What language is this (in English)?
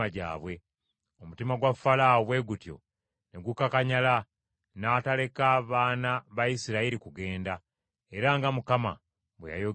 Ganda